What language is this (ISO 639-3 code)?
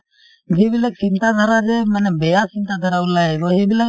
asm